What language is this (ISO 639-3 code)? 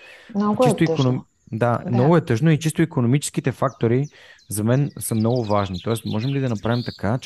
bul